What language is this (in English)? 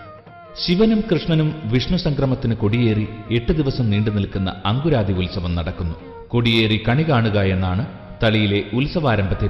Malayalam